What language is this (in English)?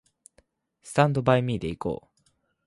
Japanese